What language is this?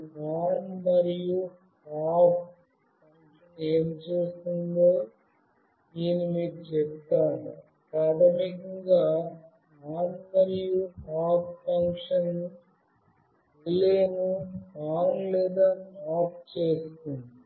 Telugu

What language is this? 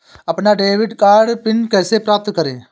Hindi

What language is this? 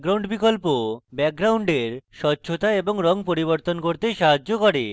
Bangla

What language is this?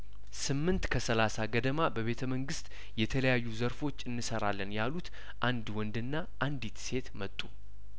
Amharic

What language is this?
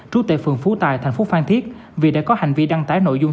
Vietnamese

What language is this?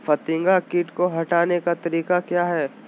Magahi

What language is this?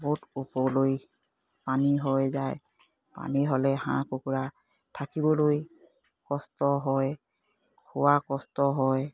Assamese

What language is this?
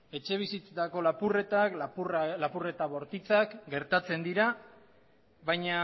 Basque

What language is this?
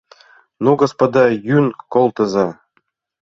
Mari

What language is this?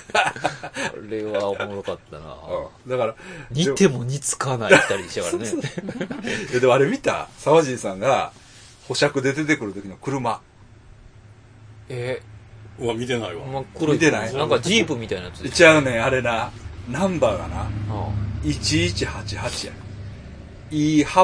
Japanese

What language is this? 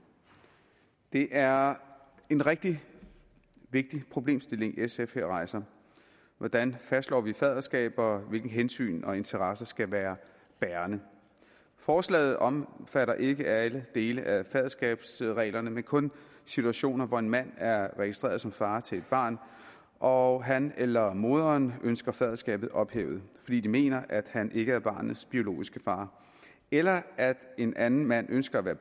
Danish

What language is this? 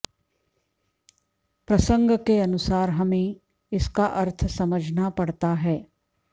Sanskrit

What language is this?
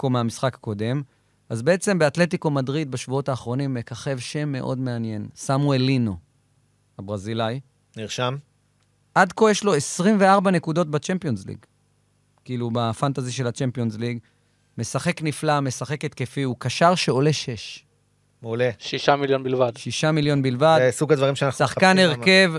Hebrew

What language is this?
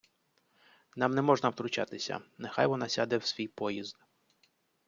Ukrainian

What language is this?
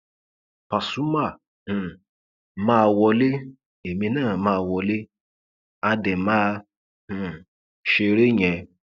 Yoruba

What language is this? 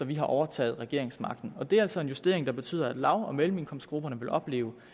Danish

